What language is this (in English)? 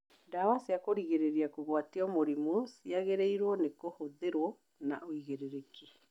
Kikuyu